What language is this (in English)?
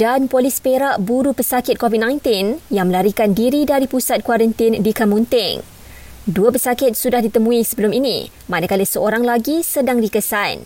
Malay